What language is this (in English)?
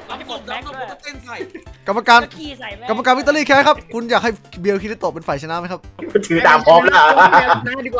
Thai